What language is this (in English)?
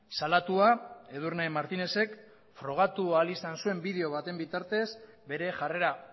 Basque